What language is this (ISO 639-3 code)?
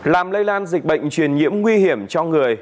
vie